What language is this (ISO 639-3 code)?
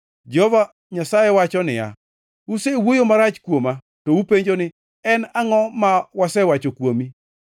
luo